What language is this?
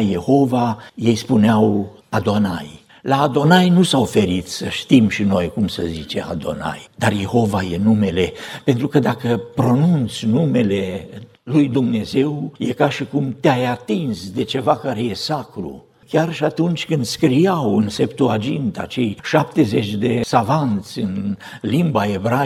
Romanian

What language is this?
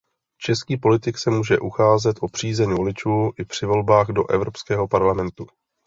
Czech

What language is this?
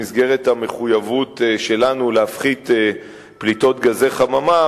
Hebrew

